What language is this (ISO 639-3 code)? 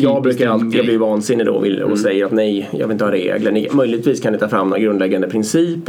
swe